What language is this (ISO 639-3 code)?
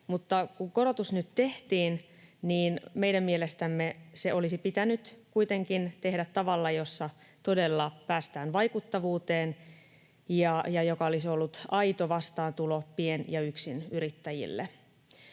fin